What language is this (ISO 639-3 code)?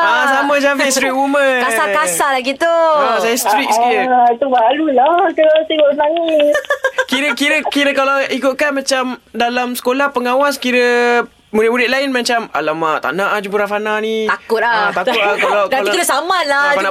msa